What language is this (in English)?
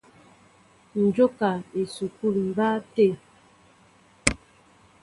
Mbo (Cameroon)